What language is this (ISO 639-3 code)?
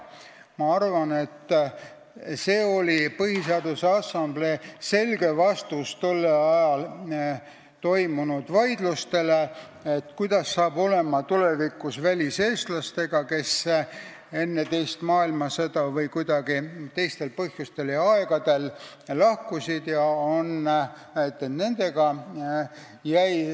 est